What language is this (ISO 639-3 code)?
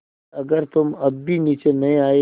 hin